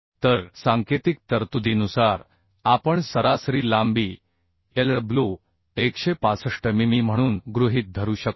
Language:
Marathi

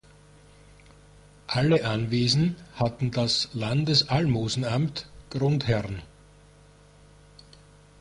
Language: German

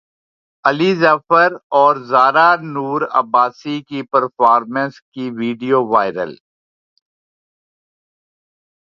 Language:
Urdu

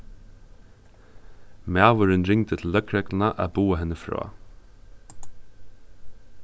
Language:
Faroese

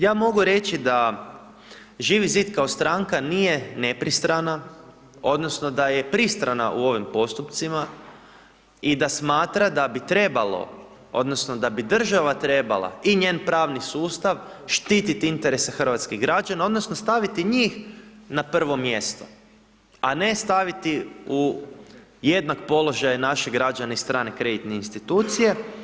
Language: Croatian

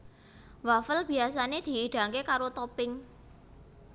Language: Javanese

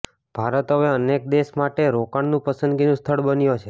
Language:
Gujarati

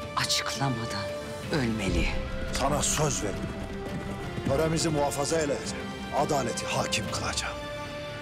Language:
Turkish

